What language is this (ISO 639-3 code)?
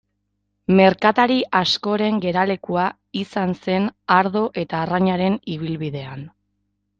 eus